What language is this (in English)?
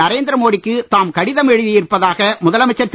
Tamil